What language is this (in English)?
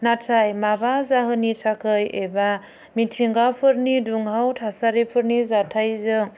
Bodo